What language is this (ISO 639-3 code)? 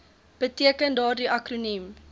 afr